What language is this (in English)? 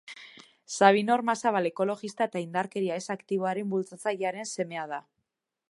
Basque